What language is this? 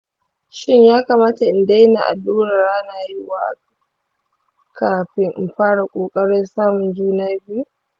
Hausa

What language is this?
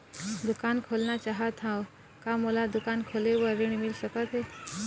Chhattisgarhi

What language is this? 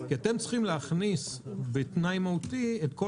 Hebrew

